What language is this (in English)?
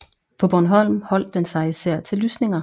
Danish